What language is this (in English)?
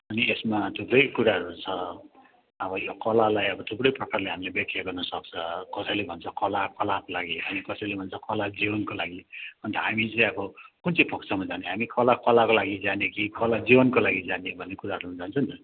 Nepali